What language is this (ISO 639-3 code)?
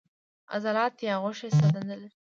pus